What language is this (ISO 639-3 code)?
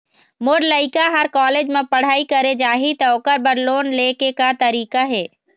hne